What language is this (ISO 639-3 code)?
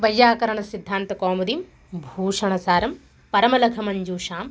san